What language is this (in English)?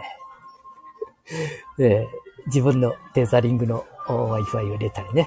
Japanese